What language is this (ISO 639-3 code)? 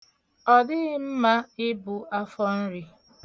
ibo